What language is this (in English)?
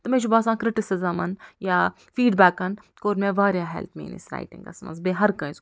Kashmiri